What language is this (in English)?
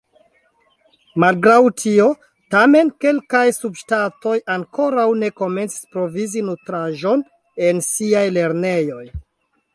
Esperanto